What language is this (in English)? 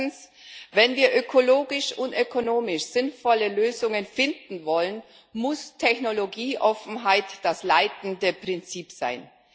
German